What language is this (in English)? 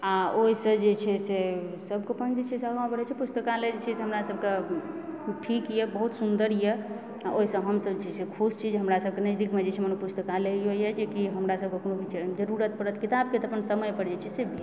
Maithili